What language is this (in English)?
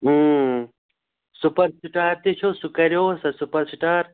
Kashmiri